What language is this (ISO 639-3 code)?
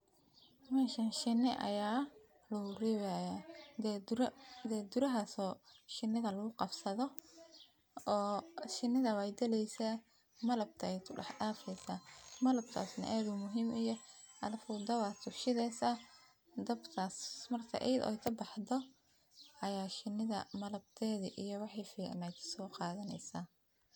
som